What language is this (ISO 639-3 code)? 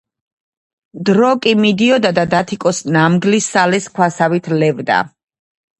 kat